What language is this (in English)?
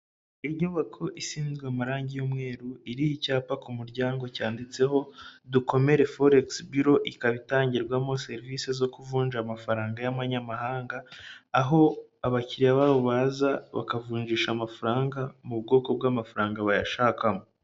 Kinyarwanda